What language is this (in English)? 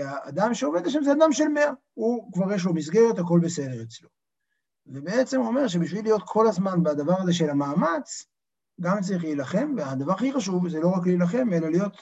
Hebrew